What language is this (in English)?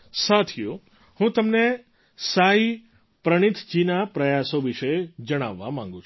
Gujarati